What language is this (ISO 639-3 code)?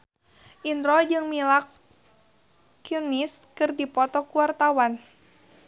sun